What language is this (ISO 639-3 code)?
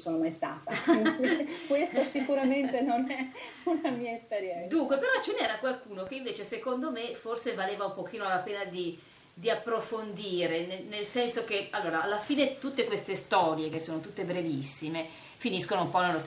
ita